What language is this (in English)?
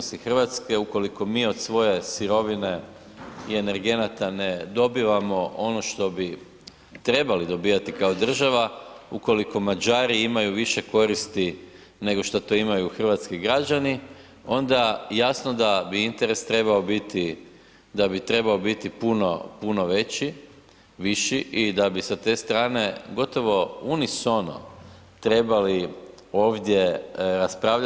Croatian